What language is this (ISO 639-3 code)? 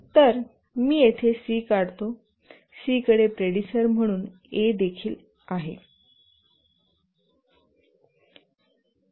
mar